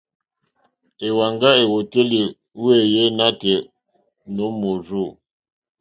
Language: Mokpwe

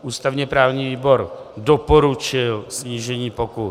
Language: Czech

